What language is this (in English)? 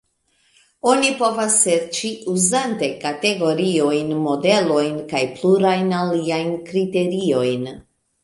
Esperanto